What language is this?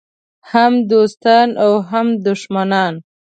Pashto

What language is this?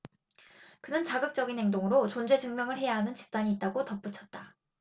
Korean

